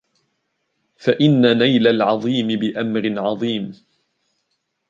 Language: Arabic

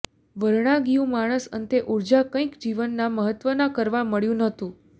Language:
Gujarati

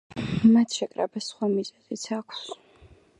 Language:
Georgian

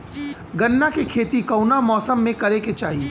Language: Bhojpuri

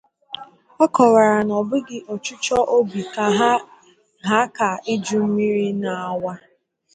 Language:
Igbo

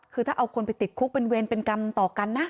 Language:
Thai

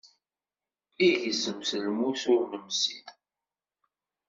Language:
Kabyle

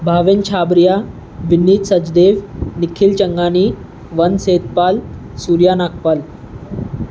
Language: Sindhi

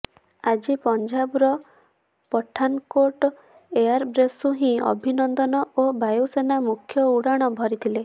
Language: Odia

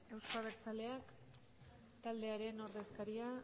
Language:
Basque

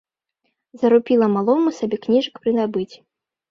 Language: Belarusian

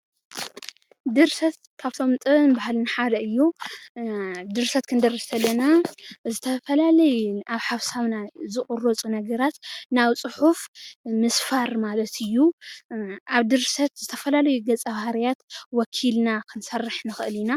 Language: Tigrinya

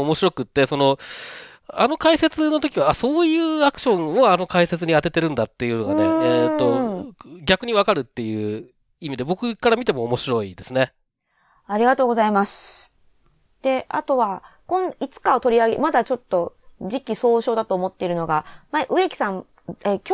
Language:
Japanese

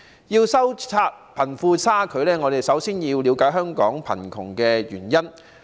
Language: Cantonese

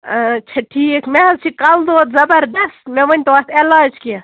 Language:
Kashmiri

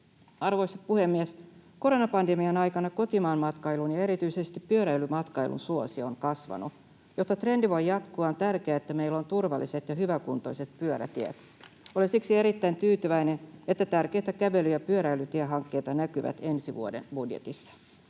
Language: Finnish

